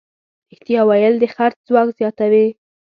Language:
Pashto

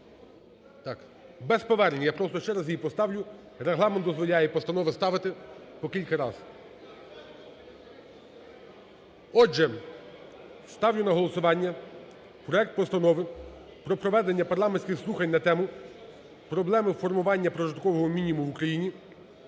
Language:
Ukrainian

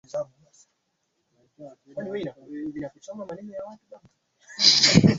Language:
Swahili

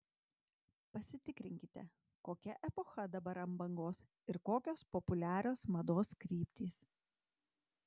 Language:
Lithuanian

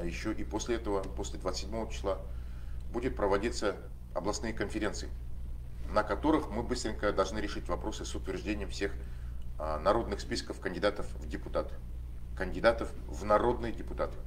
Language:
Russian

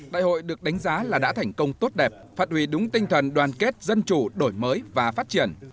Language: Vietnamese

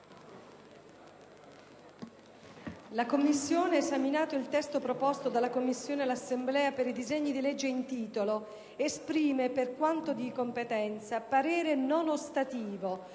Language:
Italian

